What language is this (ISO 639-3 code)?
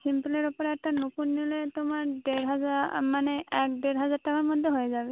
ben